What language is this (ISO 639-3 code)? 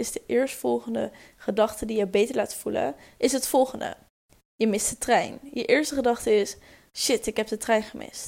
nld